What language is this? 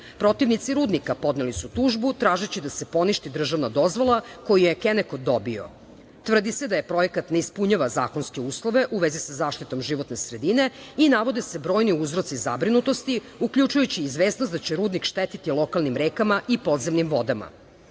Serbian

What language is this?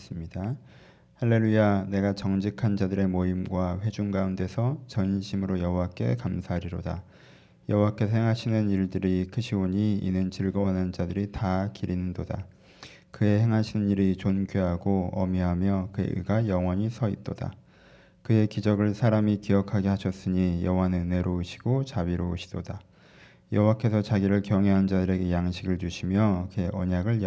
Korean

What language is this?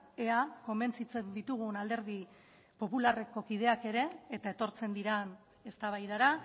Basque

